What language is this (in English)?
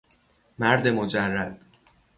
Persian